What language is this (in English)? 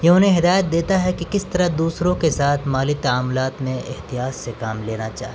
Urdu